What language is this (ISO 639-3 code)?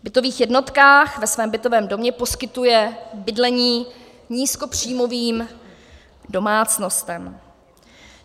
ces